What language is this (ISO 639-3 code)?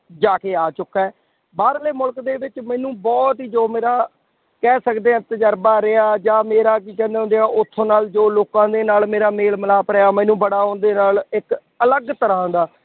pan